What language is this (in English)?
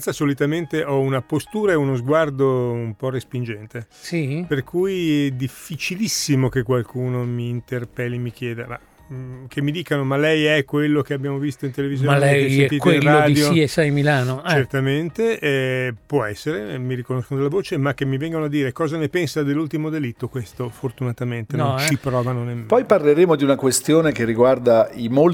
Italian